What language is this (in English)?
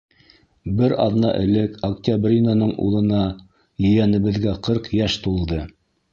Bashkir